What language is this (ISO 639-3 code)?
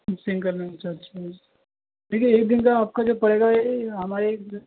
urd